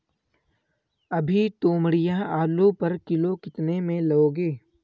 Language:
Hindi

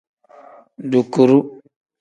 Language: Tem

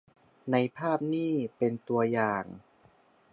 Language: Thai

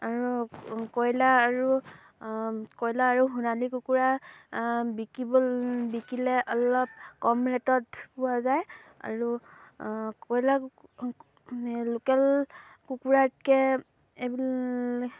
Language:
Assamese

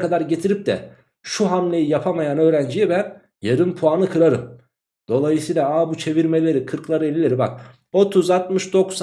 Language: Turkish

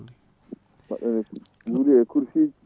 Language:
Fula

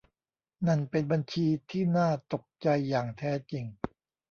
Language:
Thai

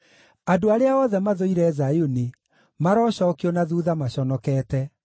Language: Kikuyu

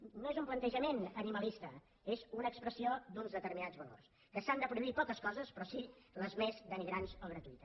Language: Catalan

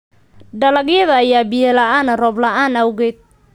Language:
Somali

